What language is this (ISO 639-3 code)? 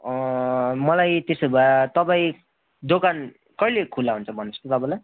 nep